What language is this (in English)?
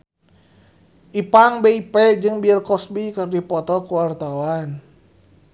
Sundanese